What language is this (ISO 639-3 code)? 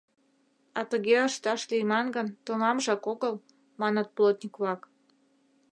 chm